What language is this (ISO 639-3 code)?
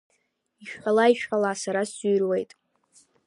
abk